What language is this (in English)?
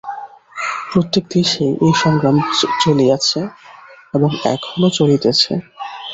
Bangla